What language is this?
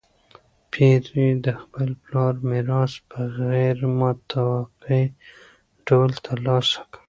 Pashto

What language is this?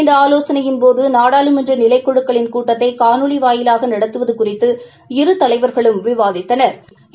Tamil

